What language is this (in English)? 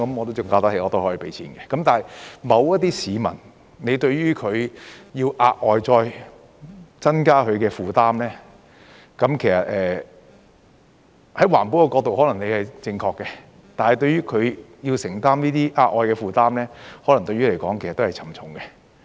Cantonese